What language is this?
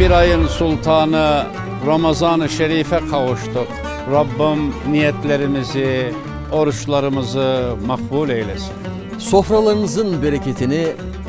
Turkish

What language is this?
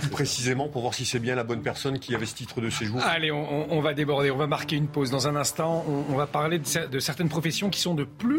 French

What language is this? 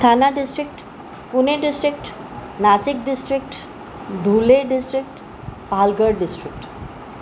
Sindhi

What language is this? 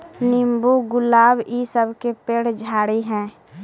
Magahi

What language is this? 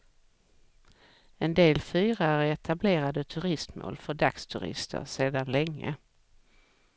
Swedish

